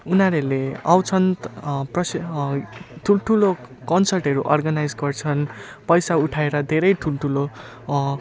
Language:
Nepali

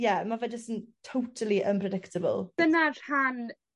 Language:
Welsh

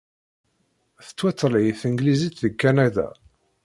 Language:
Kabyle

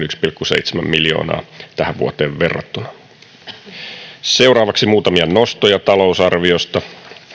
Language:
Finnish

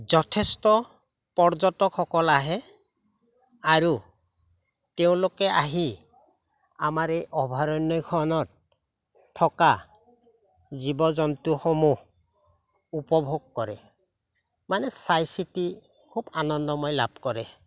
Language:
Assamese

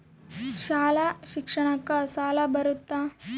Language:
Kannada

